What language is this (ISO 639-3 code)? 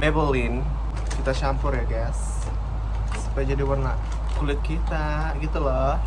kor